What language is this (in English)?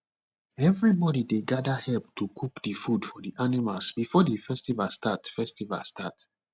Nigerian Pidgin